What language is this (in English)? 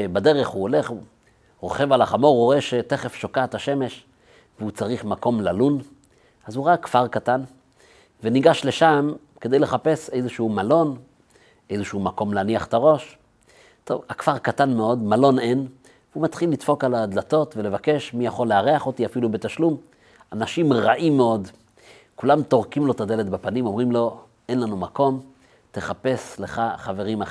Hebrew